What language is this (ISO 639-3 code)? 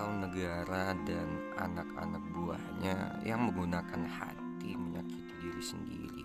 ind